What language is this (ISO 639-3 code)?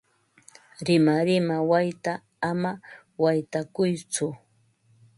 qva